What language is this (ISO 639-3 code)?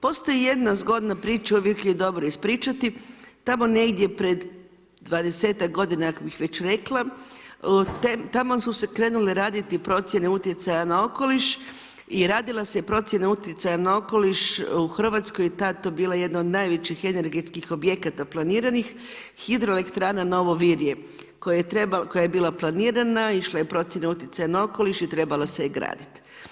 hrv